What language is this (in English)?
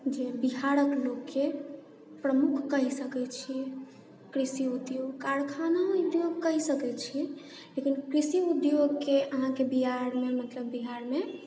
Maithili